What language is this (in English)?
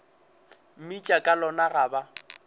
Northern Sotho